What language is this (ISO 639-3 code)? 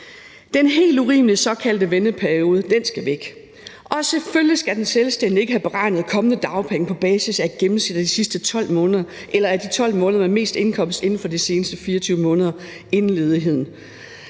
dan